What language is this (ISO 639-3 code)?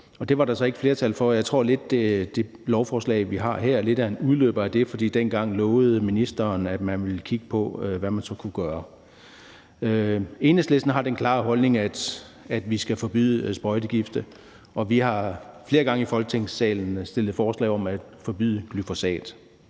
dan